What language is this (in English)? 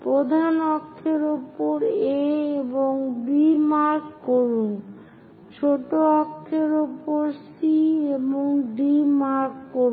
Bangla